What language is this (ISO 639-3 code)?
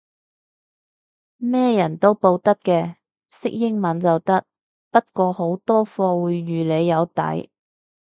yue